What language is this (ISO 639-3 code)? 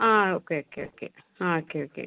mal